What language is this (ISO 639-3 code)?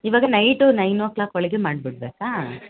kan